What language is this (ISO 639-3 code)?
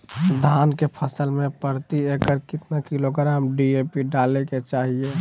mag